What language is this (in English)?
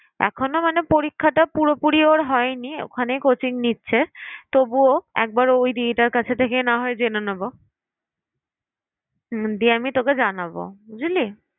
Bangla